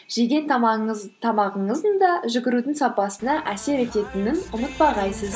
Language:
Kazakh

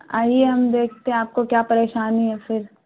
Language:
Urdu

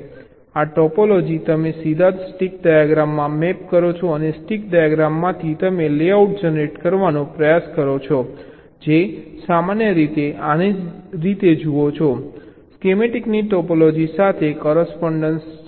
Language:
Gujarati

